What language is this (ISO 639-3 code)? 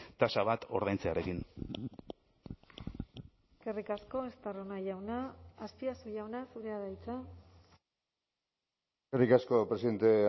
eus